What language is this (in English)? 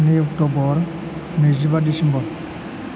Bodo